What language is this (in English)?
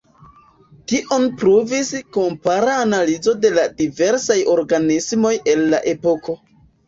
Esperanto